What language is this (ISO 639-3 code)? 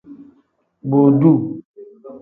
kdh